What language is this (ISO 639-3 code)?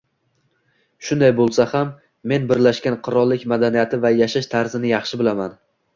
uzb